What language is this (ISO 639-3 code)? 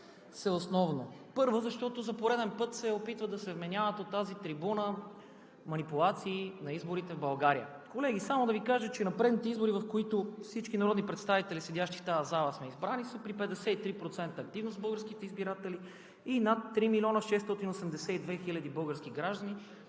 bul